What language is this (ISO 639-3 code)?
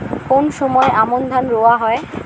ben